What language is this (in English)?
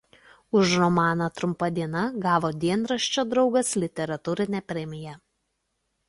Lithuanian